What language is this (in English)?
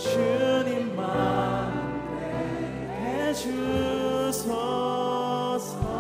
Korean